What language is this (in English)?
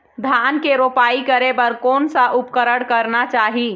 Chhattisgarhi